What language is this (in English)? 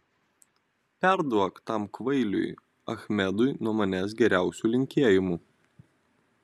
Lithuanian